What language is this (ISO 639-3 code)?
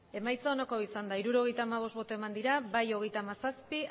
eus